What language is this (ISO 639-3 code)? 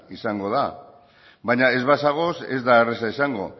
eus